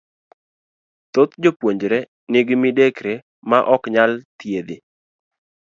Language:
Luo (Kenya and Tanzania)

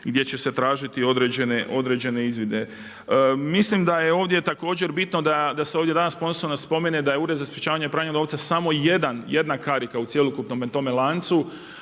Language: Croatian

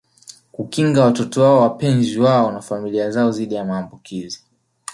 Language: Swahili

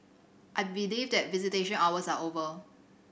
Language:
English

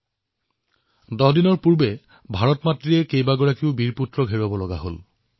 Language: Assamese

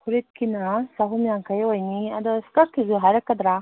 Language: Manipuri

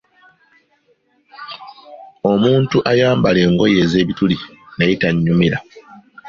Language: Ganda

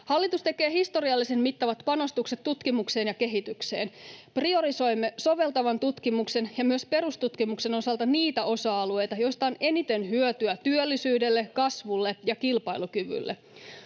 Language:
Finnish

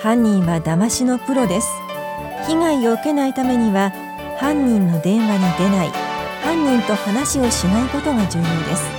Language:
Japanese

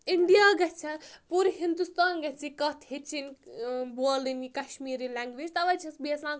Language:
Kashmiri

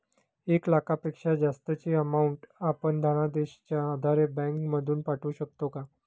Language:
Marathi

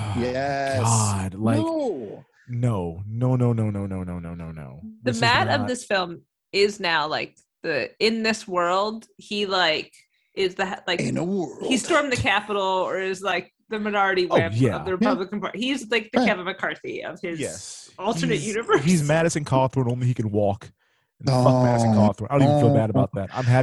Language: English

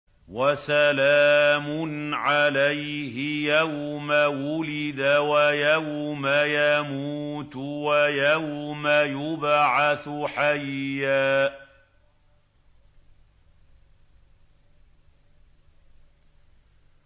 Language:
Arabic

